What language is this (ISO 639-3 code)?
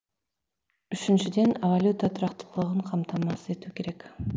kaz